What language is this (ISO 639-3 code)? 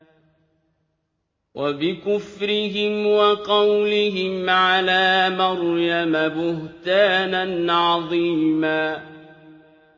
ara